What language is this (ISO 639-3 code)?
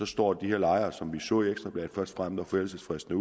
dan